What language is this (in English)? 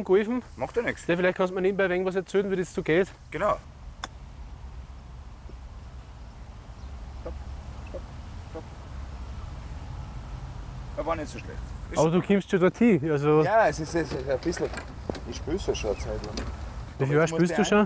German